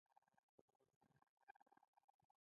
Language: Pashto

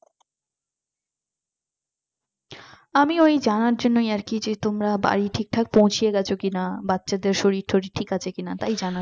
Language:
Bangla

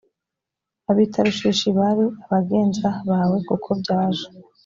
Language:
Kinyarwanda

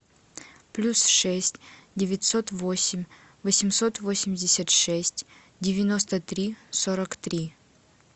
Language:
Russian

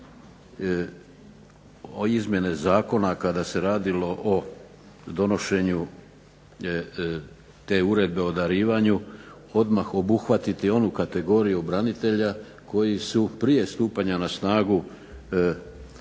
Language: Croatian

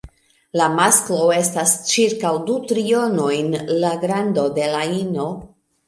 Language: Esperanto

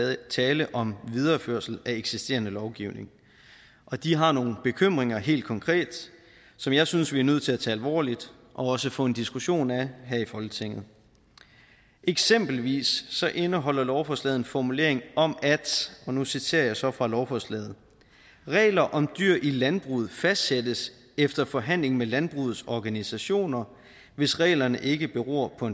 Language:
Danish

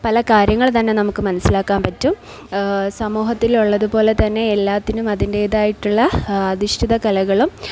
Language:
Malayalam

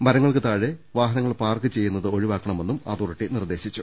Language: Malayalam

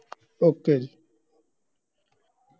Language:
Punjabi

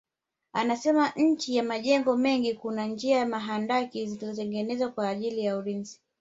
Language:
Swahili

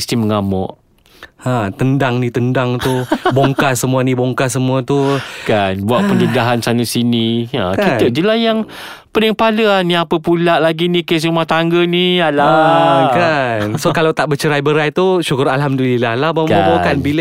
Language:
Malay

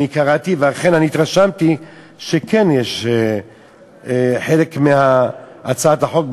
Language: Hebrew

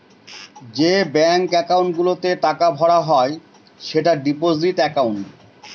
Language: Bangla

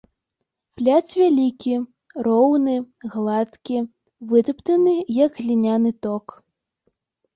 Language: Belarusian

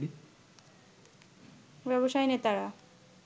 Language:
Bangla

